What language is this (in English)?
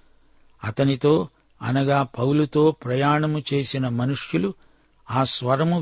Telugu